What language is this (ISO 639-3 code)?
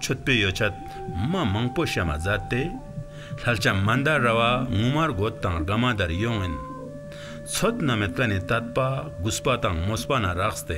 tur